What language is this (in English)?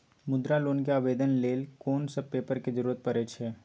Maithili